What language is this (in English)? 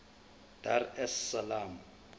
Zulu